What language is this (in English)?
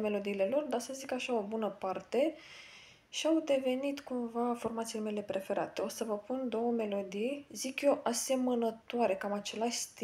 Romanian